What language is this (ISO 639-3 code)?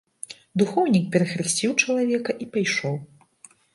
bel